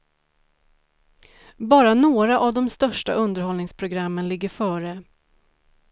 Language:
Swedish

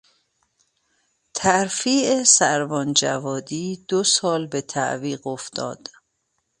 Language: Persian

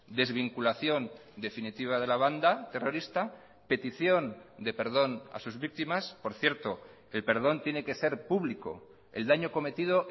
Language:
Spanish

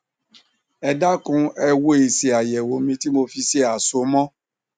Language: Yoruba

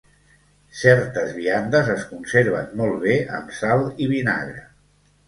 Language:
Catalan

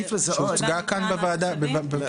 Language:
Hebrew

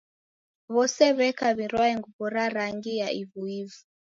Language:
Taita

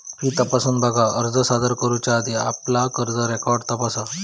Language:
Marathi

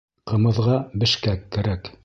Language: Bashkir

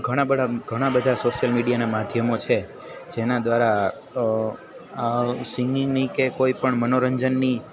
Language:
Gujarati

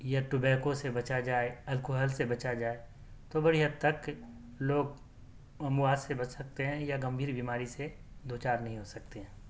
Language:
Urdu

